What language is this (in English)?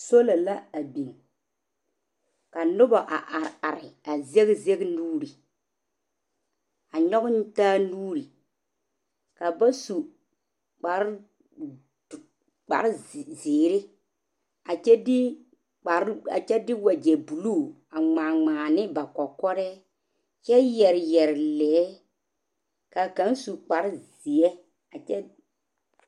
Southern Dagaare